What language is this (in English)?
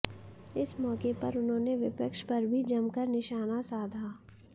Hindi